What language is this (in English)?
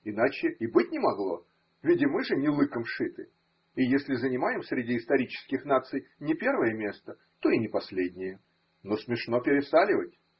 Russian